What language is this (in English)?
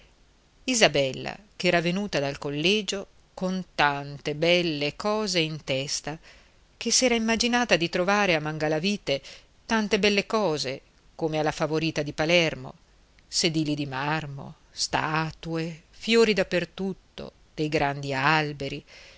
Italian